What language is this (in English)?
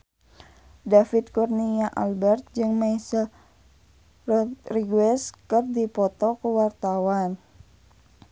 Sundanese